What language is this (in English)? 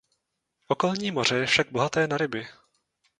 Czech